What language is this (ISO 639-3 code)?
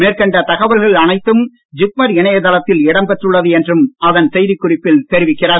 tam